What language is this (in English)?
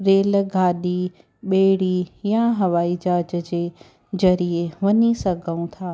Sindhi